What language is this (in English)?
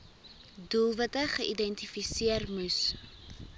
Afrikaans